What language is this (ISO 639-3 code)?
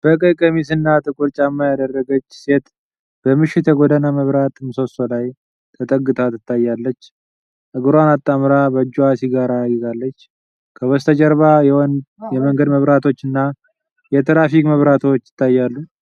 amh